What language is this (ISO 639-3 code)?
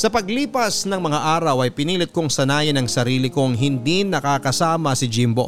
fil